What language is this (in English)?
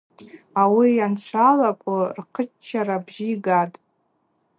Abaza